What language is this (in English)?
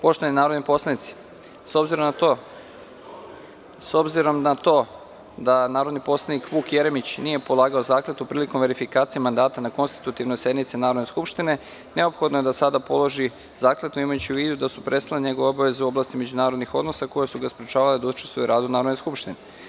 Serbian